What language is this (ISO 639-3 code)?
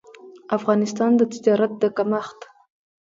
pus